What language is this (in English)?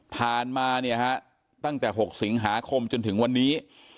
Thai